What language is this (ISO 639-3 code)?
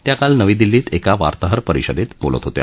mar